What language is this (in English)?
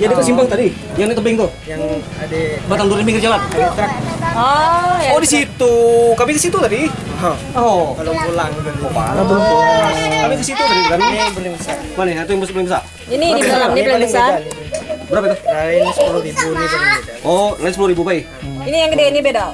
Indonesian